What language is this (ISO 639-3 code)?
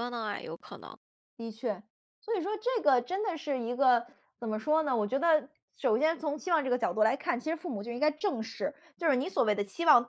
zho